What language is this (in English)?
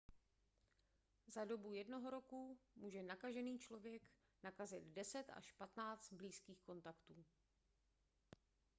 Czech